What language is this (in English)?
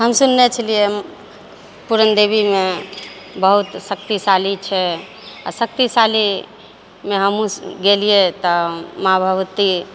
Maithili